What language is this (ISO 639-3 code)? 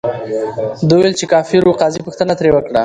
pus